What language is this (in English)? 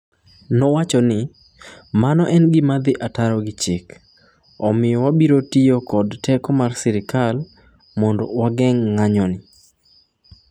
Luo (Kenya and Tanzania)